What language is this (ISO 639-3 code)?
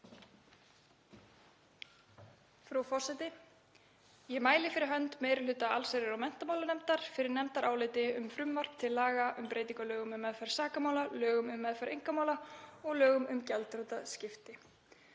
isl